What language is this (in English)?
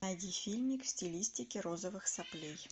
Russian